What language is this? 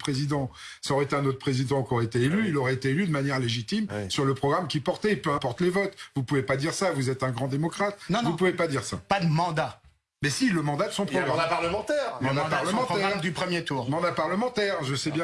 French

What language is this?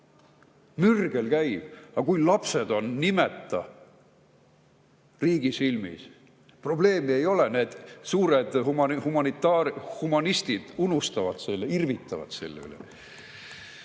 Estonian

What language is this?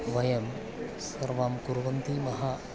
Sanskrit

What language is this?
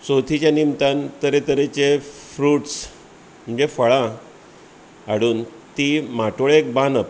Konkani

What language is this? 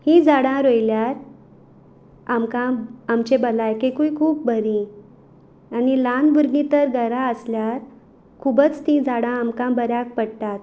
Konkani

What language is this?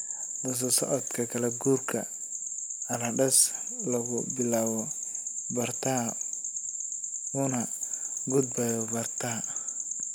Somali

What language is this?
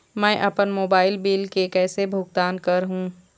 Chhattisgarhi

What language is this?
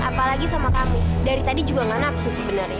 Indonesian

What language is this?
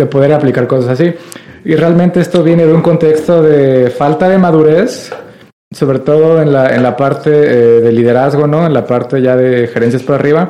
Spanish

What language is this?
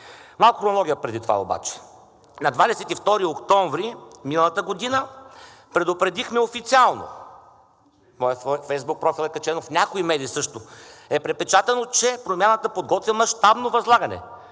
Bulgarian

